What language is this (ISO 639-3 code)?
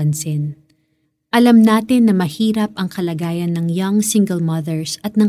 fil